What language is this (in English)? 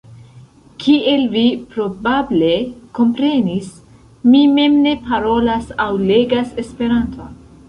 Esperanto